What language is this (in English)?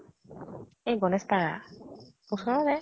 Assamese